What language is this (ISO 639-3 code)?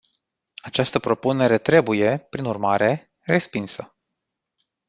ron